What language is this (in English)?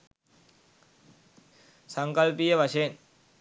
Sinhala